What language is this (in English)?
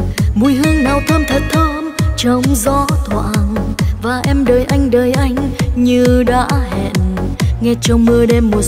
Vietnamese